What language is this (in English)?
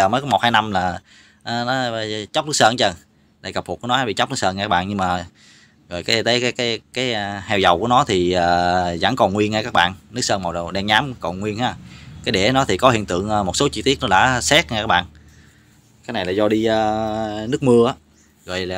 Vietnamese